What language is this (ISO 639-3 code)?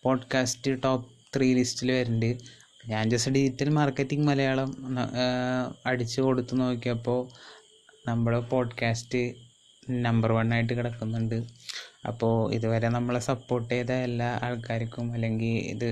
mal